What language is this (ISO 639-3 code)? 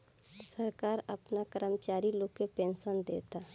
bho